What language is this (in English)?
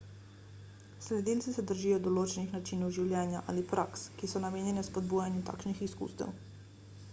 Slovenian